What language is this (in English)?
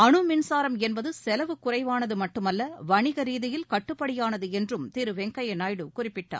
Tamil